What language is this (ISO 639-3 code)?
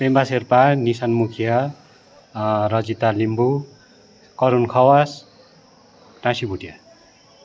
nep